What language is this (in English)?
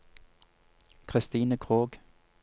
Norwegian